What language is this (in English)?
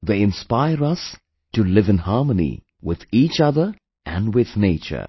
English